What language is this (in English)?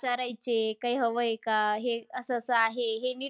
Marathi